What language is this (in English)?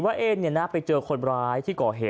Thai